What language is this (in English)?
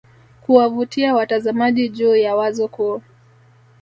Swahili